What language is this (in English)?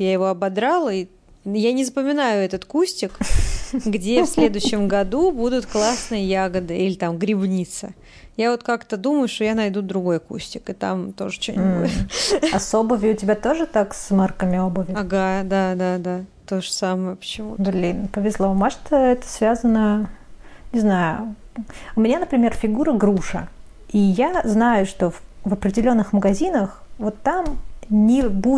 Russian